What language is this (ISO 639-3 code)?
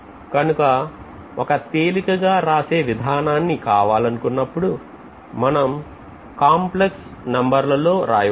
tel